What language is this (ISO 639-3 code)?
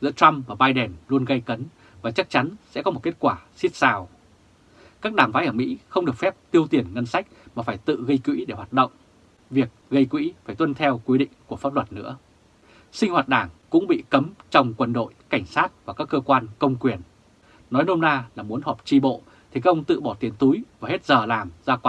vie